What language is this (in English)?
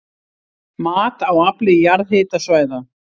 Icelandic